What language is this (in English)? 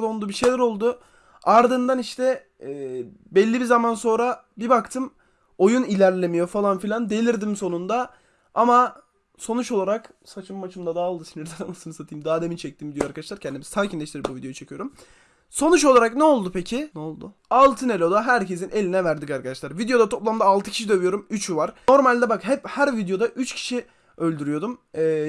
Turkish